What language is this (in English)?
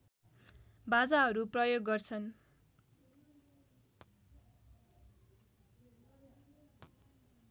Nepali